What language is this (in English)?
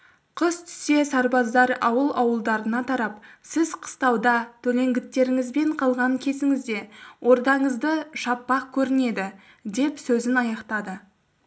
Kazakh